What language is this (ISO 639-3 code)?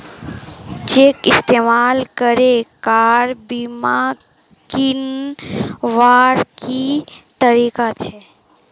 mag